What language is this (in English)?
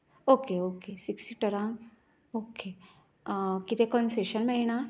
Konkani